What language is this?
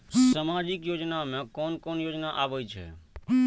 Maithili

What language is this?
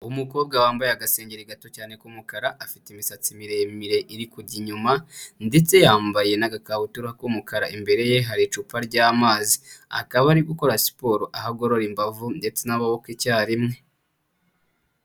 Kinyarwanda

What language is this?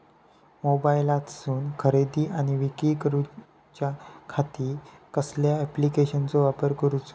Marathi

